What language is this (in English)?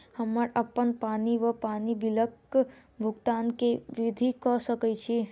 Maithili